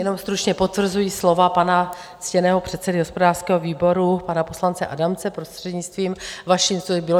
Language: Czech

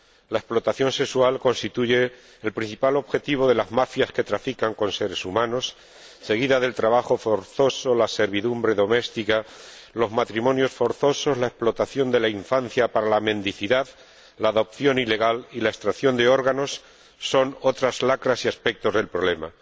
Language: Spanish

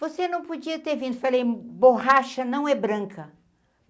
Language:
Portuguese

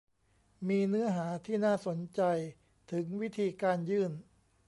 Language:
Thai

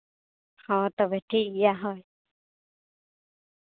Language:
Santali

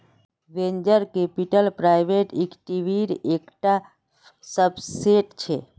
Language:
Magahi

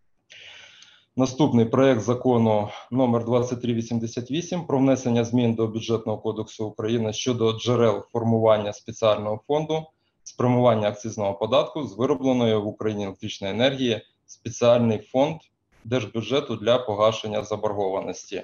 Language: Ukrainian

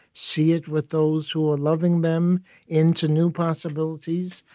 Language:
English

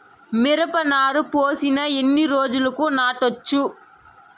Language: Telugu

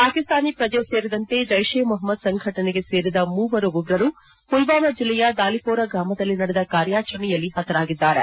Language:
Kannada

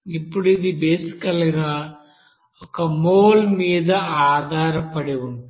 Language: Telugu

